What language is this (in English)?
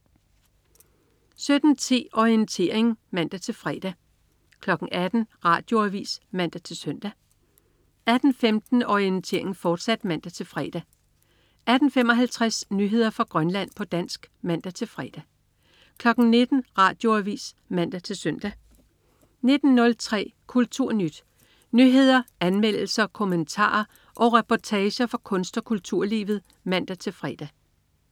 Danish